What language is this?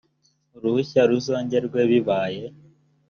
Kinyarwanda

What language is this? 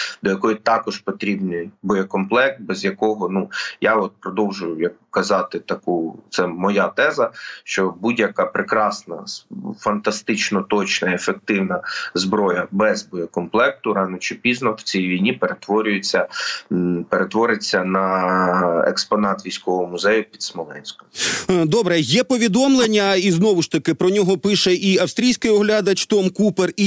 Ukrainian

